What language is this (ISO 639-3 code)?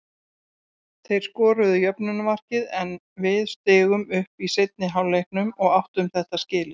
isl